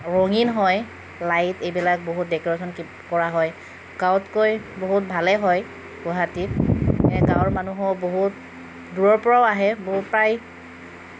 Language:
Assamese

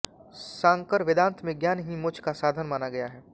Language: Hindi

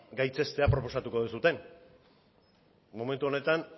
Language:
Basque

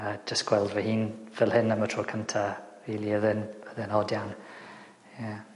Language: Welsh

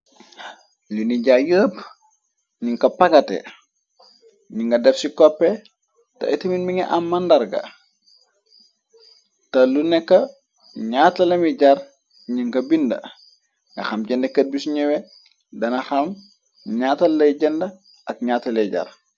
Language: Wolof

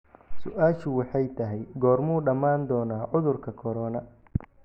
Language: Somali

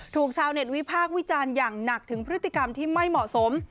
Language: Thai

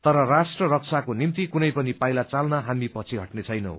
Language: Nepali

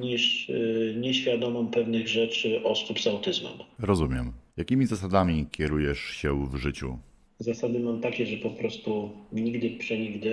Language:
Polish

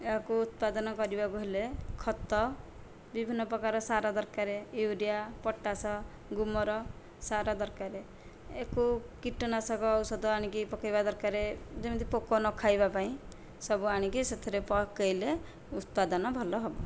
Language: Odia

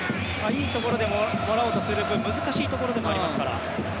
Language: Japanese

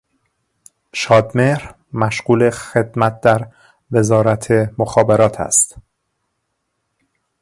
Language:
Persian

